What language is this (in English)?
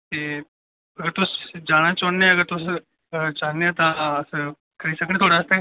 Dogri